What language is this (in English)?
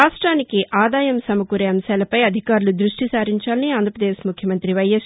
Telugu